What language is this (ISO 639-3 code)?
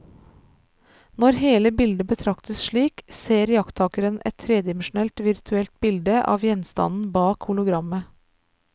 nor